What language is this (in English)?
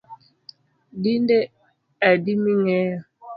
Luo (Kenya and Tanzania)